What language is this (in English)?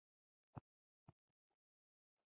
Pashto